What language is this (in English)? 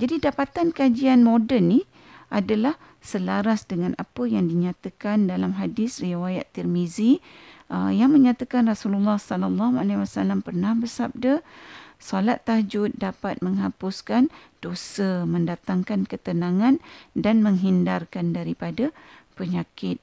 Malay